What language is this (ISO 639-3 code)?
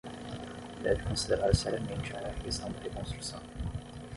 por